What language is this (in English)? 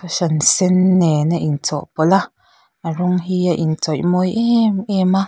Mizo